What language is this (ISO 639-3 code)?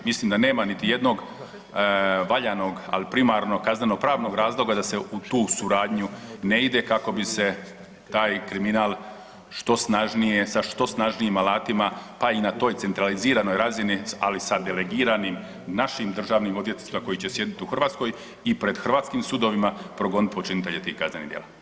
hrv